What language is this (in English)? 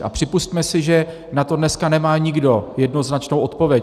Czech